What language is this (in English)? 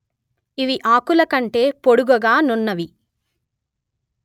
Telugu